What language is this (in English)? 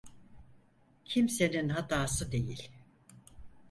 Turkish